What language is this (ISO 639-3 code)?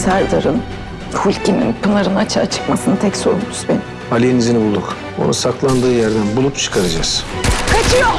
tur